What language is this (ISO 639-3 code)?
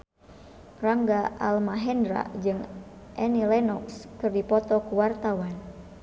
sun